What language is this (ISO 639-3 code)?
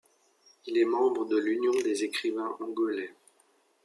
fra